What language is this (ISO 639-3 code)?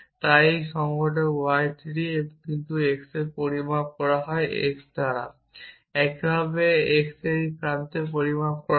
ben